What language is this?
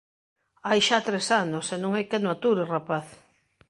Galician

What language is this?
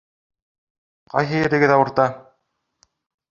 Bashkir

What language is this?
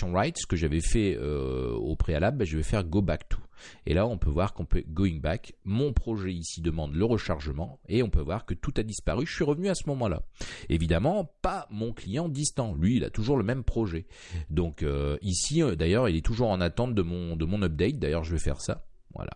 French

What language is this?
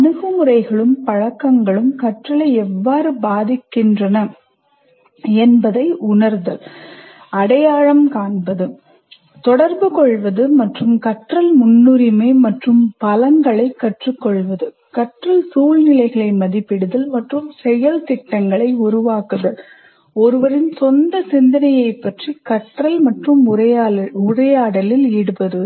Tamil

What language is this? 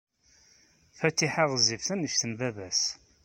Kabyle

